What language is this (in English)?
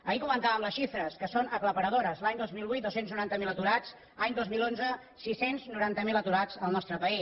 Catalan